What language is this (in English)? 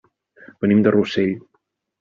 Catalan